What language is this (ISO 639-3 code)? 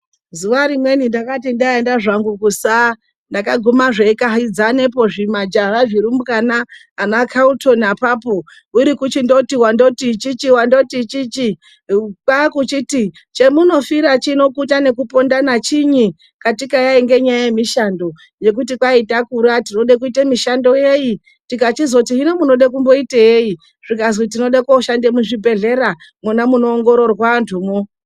ndc